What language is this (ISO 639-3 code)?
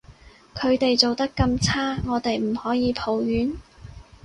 yue